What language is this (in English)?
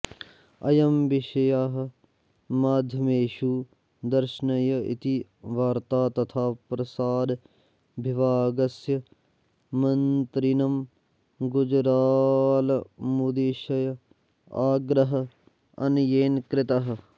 Sanskrit